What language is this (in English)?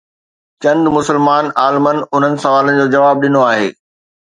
Sindhi